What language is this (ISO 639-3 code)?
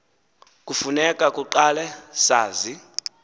xho